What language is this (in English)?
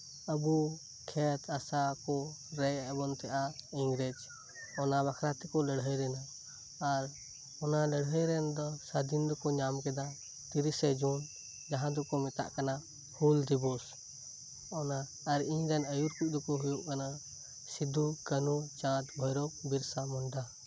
Santali